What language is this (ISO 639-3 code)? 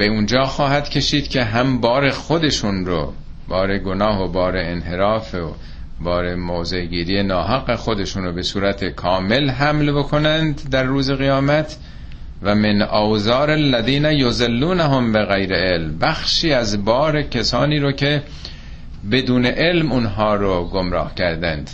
fas